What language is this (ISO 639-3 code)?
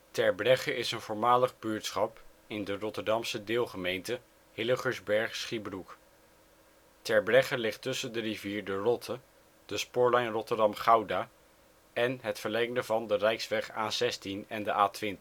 nld